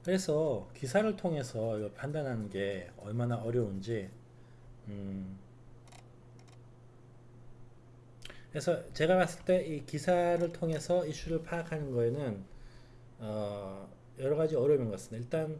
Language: Korean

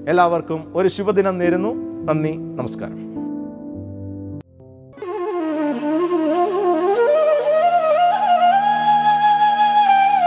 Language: Malayalam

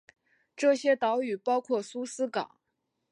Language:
Chinese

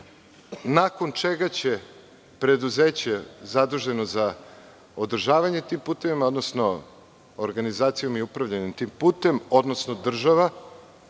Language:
Serbian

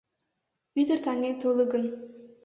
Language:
Mari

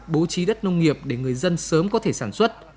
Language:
Vietnamese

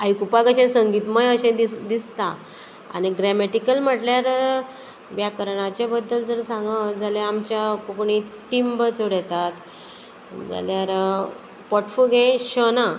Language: Konkani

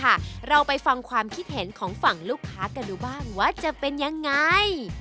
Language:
Thai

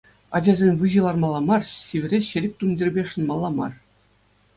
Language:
Chuvash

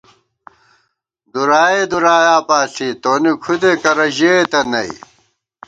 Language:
Gawar-Bati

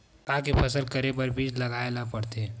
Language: Chhattisgarhi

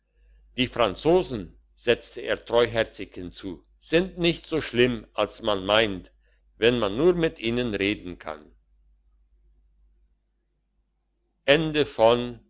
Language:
German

